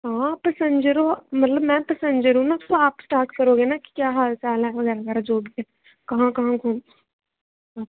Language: Dogri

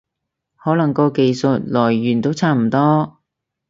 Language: Cantonese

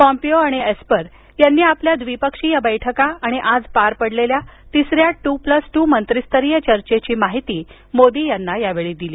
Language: Marathi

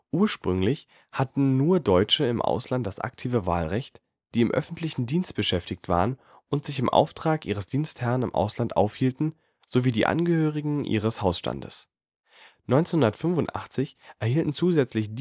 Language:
German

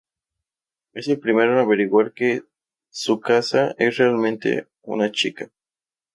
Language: Spanish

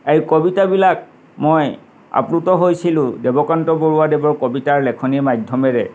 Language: Assamese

